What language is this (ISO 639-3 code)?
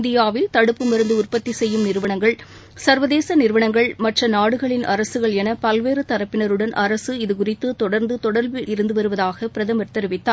tam